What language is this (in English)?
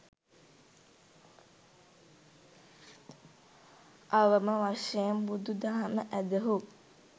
Sinhala